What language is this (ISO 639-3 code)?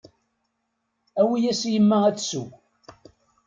kab